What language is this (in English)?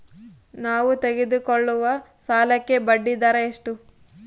Kannada